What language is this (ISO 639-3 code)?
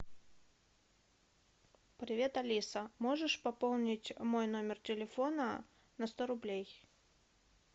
rus